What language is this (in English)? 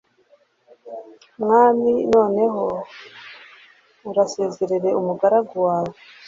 Kinyarwanda